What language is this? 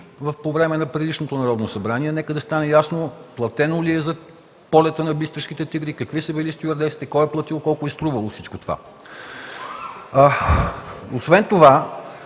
Bulgarian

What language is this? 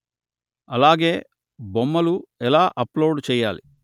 Telugu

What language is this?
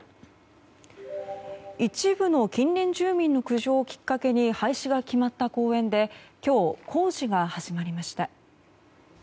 Japanese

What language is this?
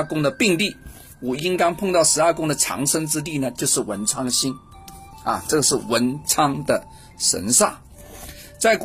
Chinese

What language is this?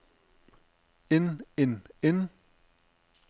Danish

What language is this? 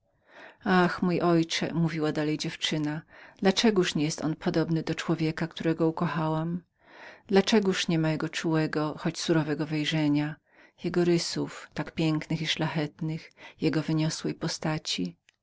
Polish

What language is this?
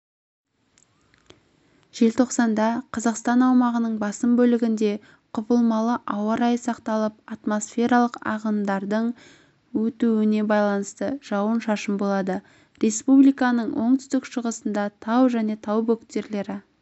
Kazakh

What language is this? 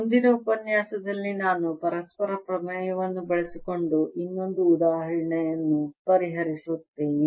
Kannada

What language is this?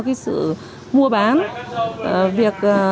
Vietnamese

